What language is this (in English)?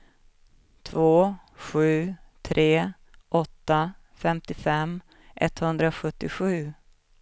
Swedish